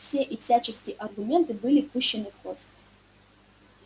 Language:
Russian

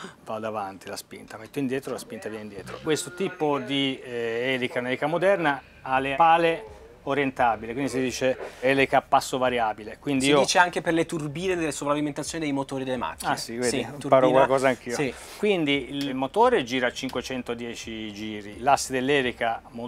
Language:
Italian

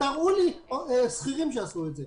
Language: Hebrew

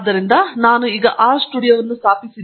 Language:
Kannada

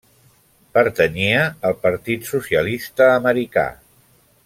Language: Catalan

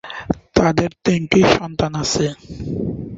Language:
Bangla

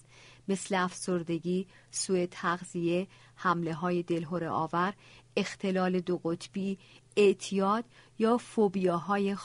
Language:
Persian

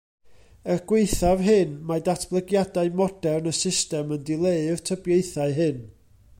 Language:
Welsh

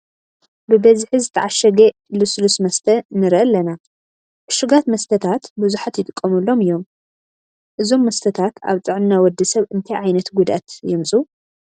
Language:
Tigrinya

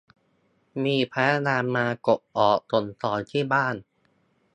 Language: Thai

